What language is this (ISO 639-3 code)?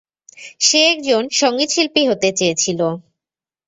ben